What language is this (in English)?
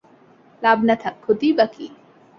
Bangla